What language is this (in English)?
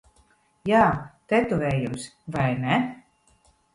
Latvian